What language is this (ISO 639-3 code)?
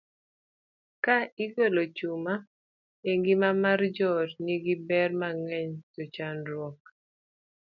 luo